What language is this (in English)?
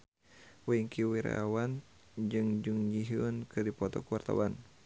Sundanese